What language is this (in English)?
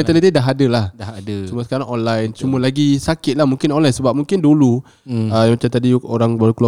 Malay